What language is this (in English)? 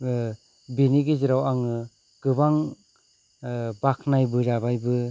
Bodo